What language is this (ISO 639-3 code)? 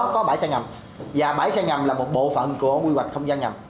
vie